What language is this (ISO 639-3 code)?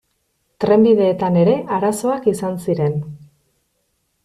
eus